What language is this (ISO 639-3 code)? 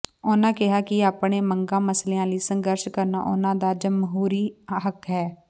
pan